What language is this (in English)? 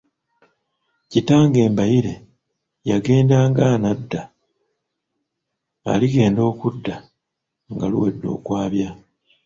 Ganda